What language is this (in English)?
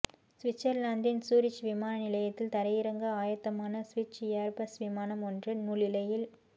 Tamil